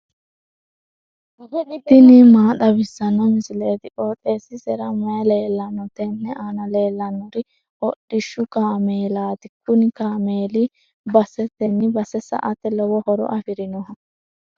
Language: Sidamo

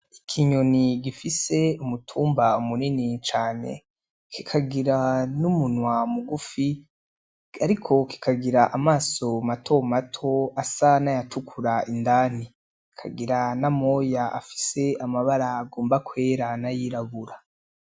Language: Rundi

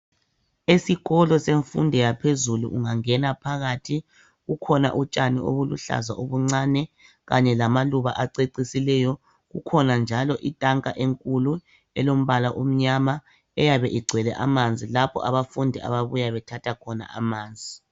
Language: North Ndebele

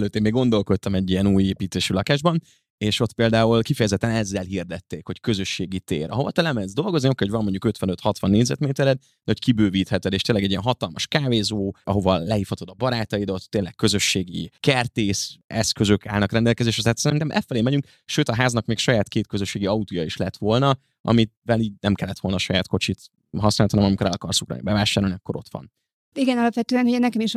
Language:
Hungarian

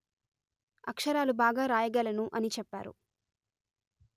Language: Telugu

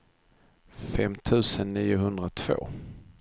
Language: Swedish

